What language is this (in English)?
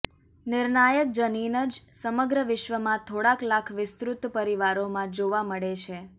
Gujarati